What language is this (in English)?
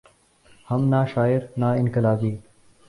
Urdu